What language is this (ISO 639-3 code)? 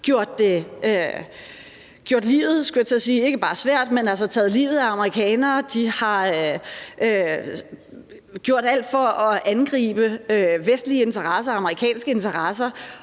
dan